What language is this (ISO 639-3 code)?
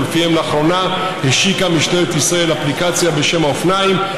heb